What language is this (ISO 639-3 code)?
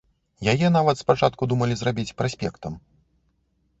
bel